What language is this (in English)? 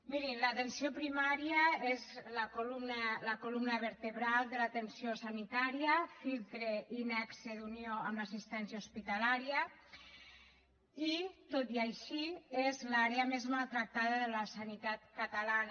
Catalan